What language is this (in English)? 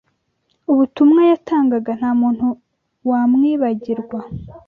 Kinyarwanda